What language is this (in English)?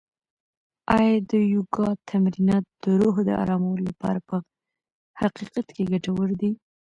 Pashto